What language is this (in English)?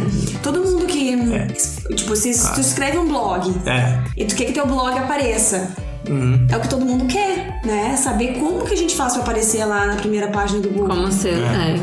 Portuguese